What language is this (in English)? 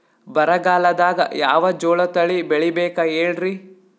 Kannada